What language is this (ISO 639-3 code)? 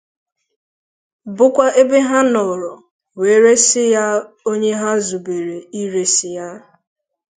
ibo